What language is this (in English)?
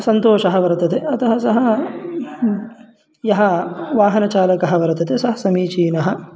Sanskrit